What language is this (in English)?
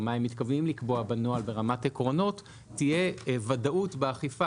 Hebrew